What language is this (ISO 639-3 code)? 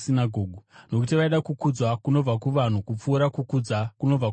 sna